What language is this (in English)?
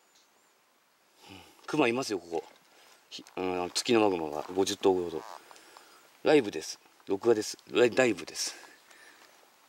Japanese